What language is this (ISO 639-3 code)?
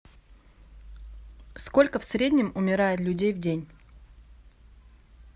rus